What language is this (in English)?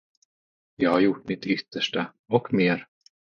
Swedish